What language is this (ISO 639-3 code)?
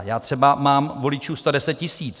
ces